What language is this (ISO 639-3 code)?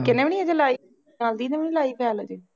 pan